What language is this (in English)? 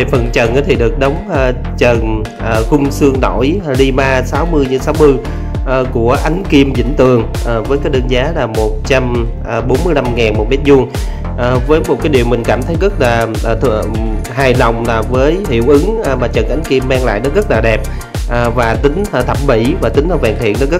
Vietnamese